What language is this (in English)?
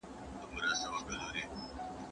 Pashto